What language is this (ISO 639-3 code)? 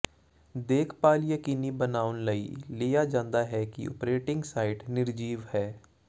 pan